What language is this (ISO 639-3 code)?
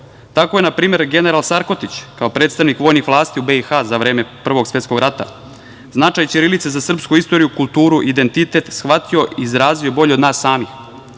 srp